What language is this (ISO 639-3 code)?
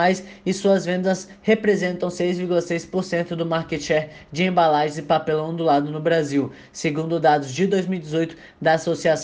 por